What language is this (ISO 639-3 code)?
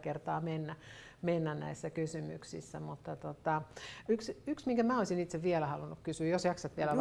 fin